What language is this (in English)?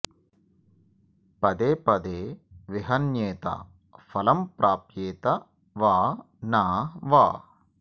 Sanskrit